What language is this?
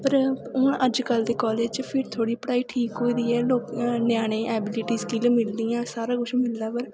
Dogri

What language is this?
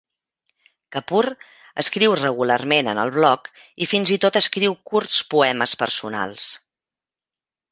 Catalan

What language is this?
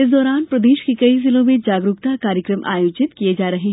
Hindi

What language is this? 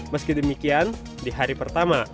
Indonesian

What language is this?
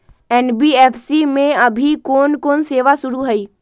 Magahi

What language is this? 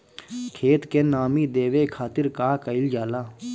Bhojpuri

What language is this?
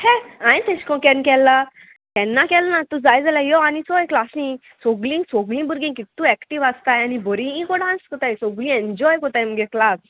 Konkani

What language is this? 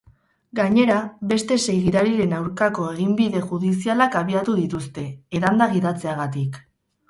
Basque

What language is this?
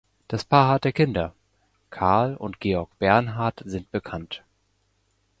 German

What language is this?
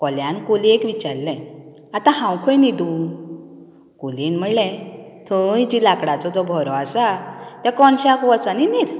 Konkani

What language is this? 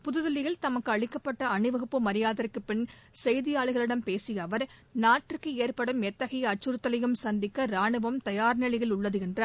Tamil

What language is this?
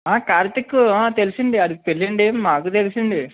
Telugu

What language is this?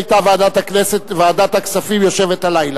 Hebrew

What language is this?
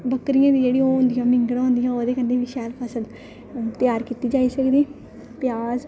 Dogri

